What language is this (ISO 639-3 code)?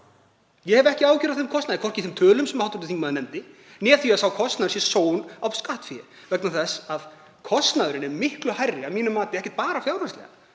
isl